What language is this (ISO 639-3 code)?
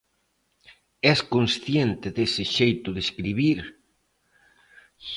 glg